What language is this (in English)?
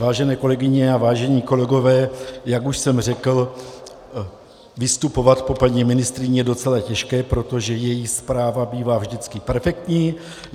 Czech